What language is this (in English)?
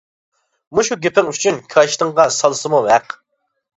Uyghur